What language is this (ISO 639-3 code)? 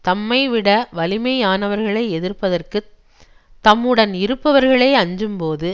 tam